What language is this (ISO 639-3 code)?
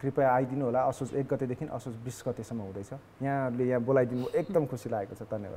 kor